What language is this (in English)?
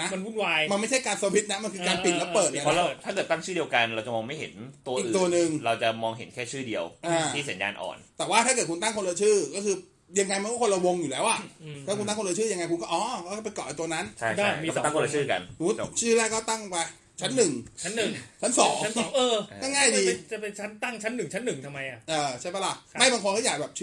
Thai